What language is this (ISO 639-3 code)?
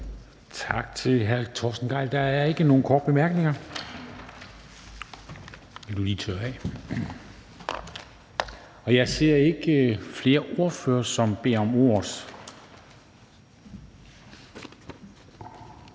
dan